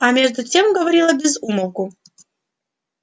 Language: Russian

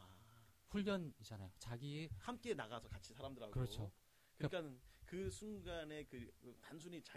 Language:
Korean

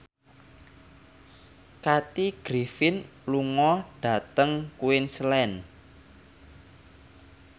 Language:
Javanese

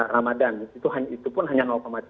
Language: Indonesian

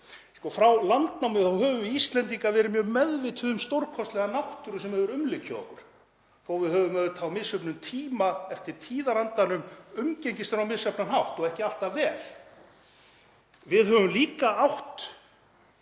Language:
Icelandic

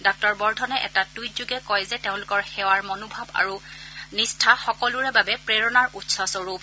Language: Assamese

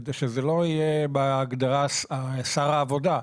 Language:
Hebrew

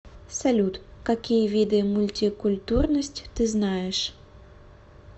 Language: Russian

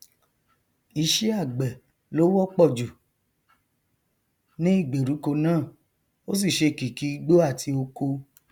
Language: Yoruba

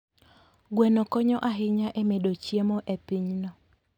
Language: Luo (Kenya and Tanzania)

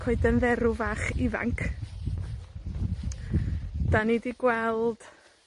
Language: Welsh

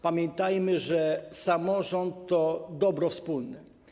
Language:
Polish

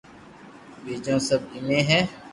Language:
Loarki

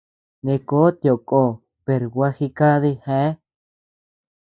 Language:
Tepeuxila Cuicatec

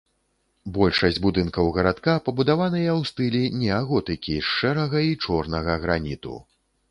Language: Belarusian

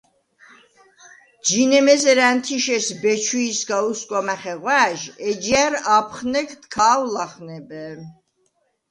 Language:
Svan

